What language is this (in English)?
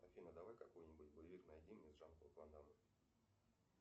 Russian